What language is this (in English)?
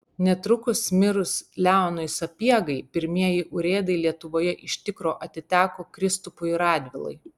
Lithuanian